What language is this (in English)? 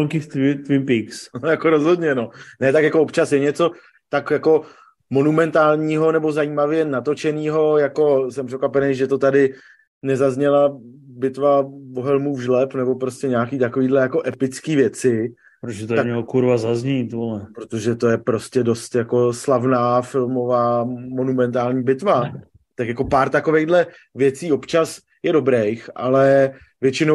Czech